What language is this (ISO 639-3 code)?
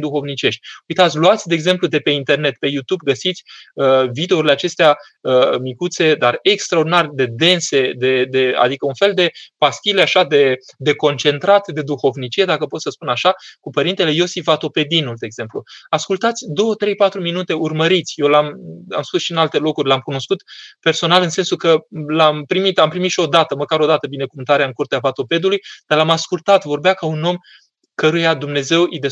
ron